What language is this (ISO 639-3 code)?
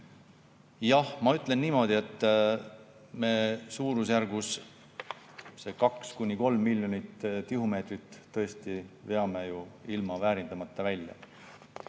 est